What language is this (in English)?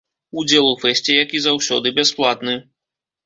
Belarusian